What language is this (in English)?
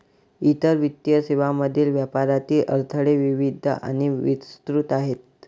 Marathi